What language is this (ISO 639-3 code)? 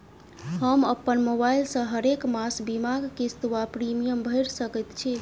mai